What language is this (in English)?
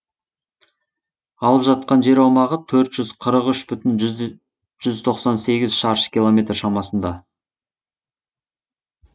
Kazakh